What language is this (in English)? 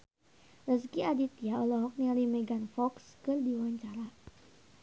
Sundanese